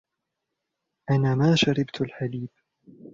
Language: Arabic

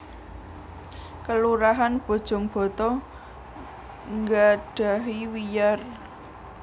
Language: Javanese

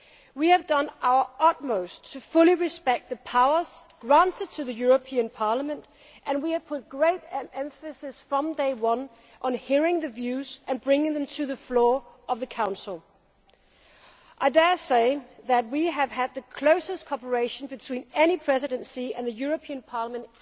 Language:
English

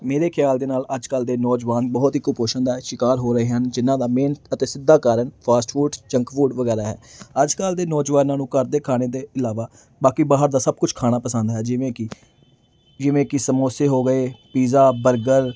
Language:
Punjabi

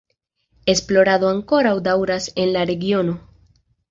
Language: Esperanto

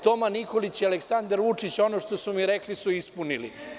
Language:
Serbian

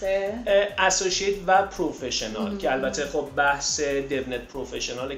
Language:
Persian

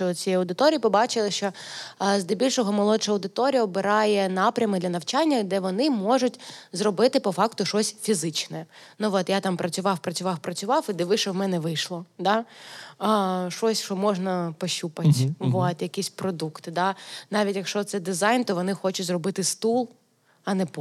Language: Ukrainian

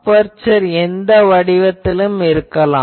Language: Tamil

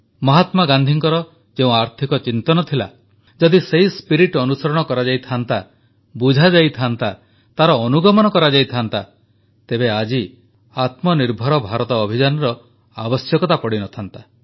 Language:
Odia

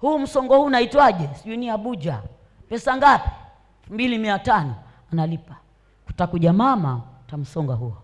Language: Swahili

